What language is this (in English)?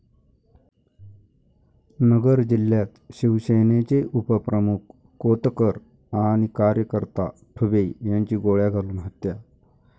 Marathi